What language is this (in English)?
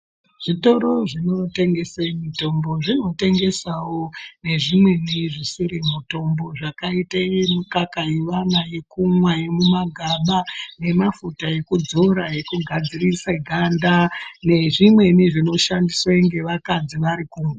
Ndau